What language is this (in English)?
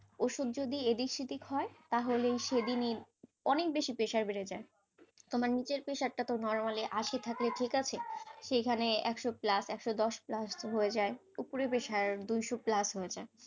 Bangla